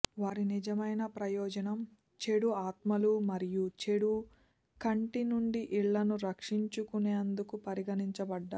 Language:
Telugu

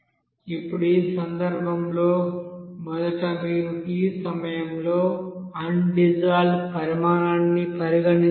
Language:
Telugu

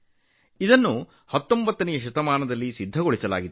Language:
Kannada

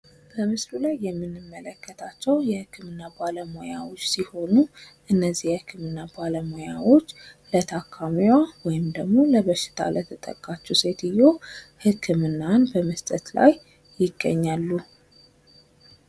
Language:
Amharic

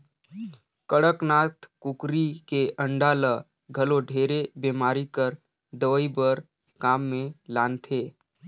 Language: Chhattisgarhi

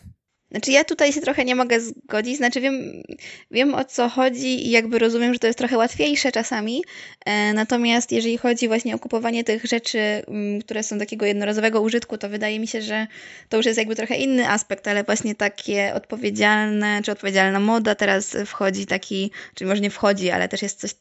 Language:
Polish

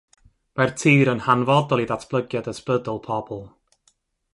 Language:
Welsh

